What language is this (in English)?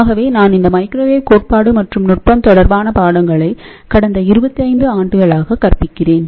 Tamil